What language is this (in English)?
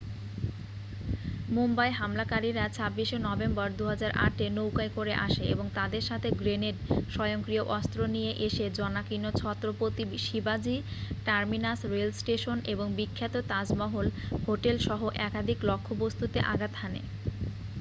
Bangla